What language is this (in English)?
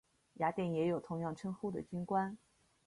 Chinese